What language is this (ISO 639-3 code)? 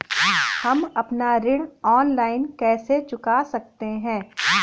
hin